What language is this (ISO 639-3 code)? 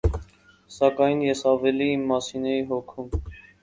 hye